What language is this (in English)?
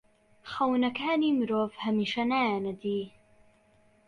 Central Kurdish